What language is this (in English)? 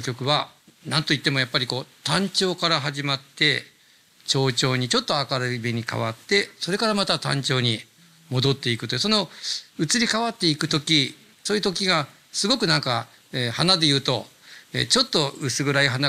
Japanese